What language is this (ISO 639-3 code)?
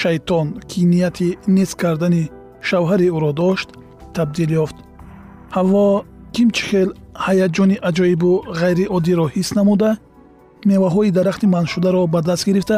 fas